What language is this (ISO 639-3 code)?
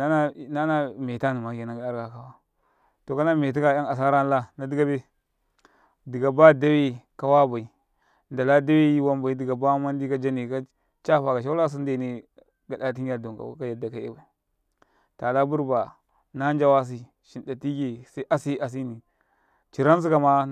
kai